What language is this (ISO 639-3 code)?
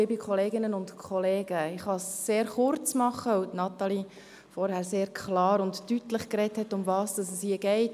gsw